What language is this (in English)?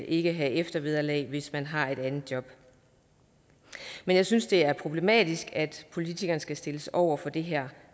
Danish